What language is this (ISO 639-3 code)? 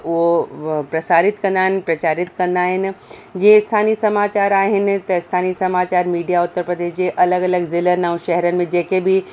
snd